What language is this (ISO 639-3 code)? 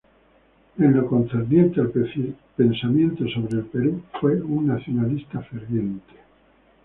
spa